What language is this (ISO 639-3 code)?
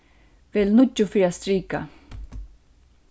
fao